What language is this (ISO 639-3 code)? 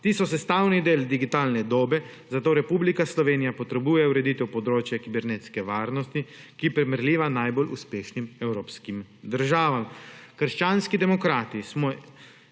slv